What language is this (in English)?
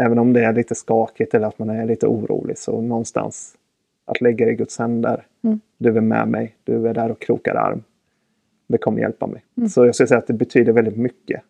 Swedish